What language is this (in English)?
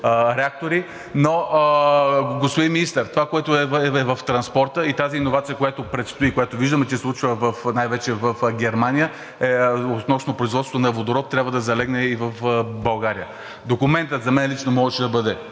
Bulgarian